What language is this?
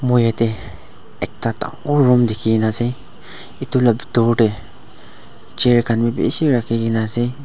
Naga Pidgin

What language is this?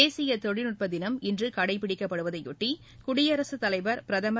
Tamil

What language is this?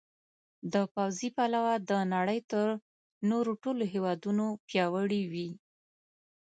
Pashto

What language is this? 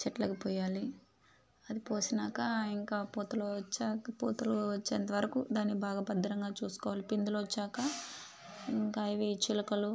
Telugu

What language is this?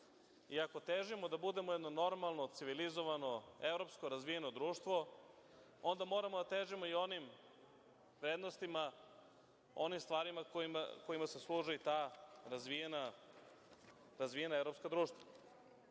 Serbian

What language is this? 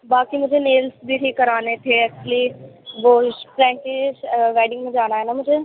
Urdu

